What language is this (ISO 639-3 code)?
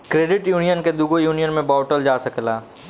bho